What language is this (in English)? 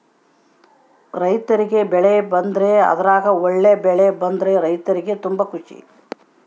Kannada